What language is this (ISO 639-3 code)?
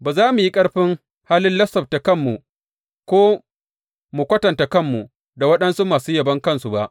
hau